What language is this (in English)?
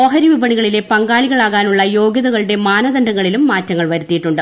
Malayalam